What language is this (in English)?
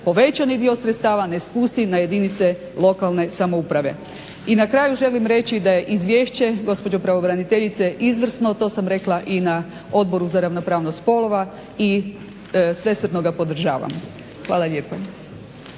Croatian